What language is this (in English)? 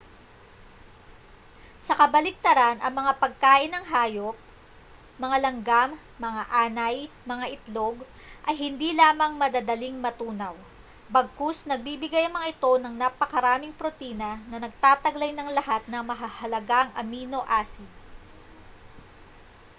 Filipino